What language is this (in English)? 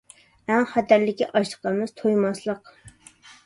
Uyghur